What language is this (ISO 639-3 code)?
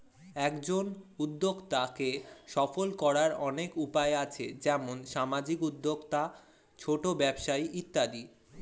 ben